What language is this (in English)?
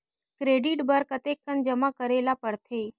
Chhattisgarhi